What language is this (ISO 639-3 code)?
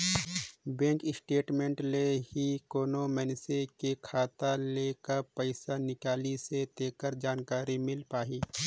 hne